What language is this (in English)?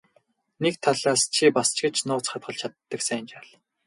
Mongolian